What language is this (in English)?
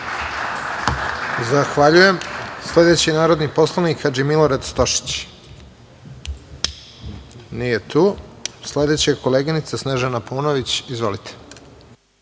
Serbian